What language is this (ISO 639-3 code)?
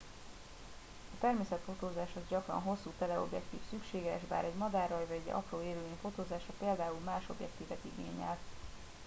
hun